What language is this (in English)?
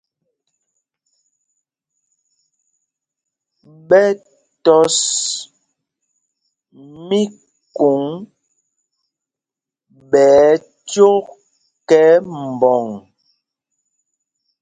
Mpumpong